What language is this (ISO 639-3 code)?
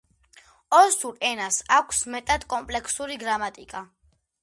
kat